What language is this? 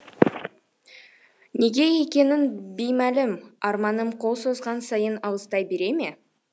Kazakh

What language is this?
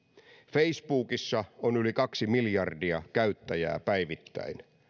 Finnish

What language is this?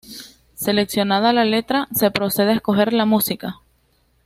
Spanish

